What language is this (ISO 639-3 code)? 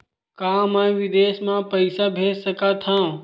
hne